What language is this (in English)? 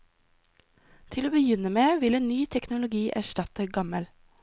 Norwegian